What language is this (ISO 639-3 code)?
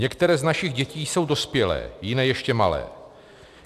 ces